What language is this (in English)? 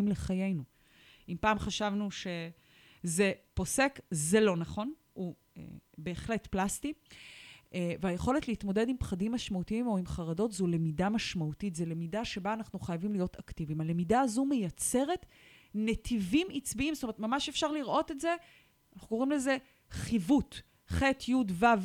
Hebrew